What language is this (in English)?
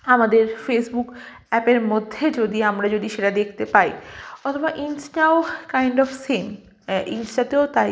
Bangla